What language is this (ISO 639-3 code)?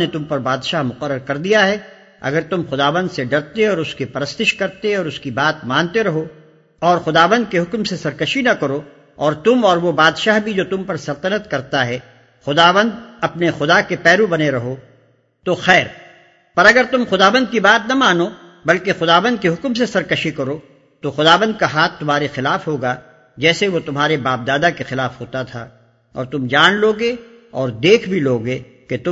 urd